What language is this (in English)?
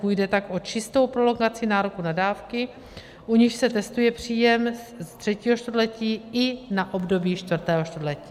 Czech